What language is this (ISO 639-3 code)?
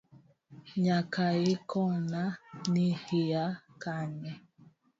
luo